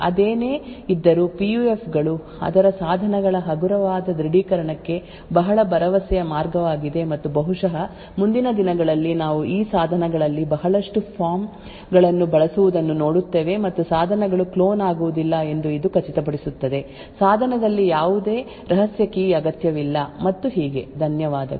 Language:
Kannada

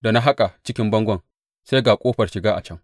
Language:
Hausa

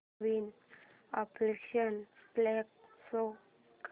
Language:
Marathi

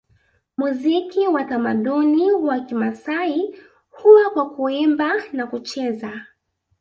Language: Swahili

